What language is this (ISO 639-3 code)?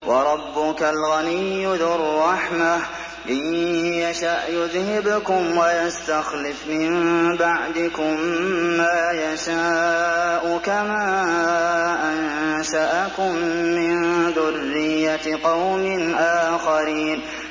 ara